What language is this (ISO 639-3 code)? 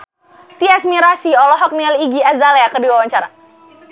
sun